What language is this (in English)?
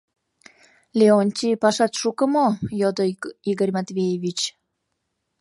Mari